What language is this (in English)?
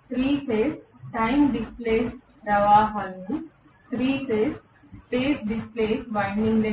Telugu